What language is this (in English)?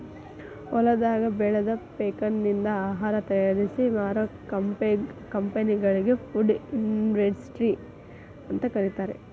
Kannada